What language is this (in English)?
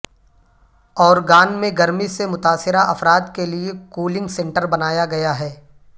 Urdu